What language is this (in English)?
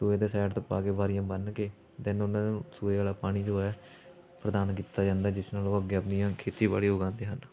Punjabi